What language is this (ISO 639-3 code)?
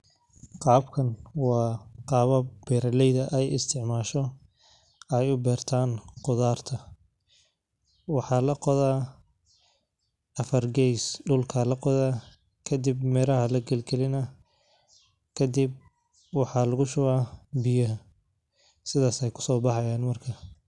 som